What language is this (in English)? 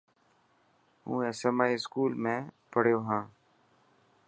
Dhatki